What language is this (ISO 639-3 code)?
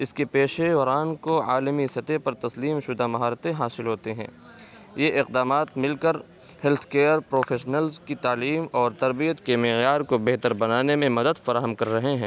urd